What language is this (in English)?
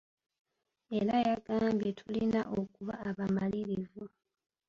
Ganda